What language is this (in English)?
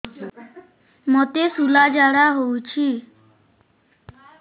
Odia